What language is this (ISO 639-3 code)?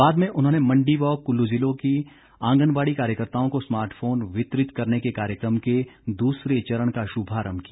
hin